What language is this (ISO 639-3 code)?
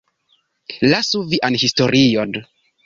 epo